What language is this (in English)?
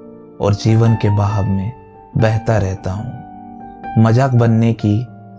Hindi